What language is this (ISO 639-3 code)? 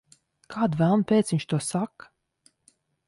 lav